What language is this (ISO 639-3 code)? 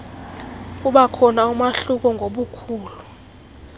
xho